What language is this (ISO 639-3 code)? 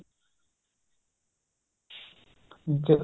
pan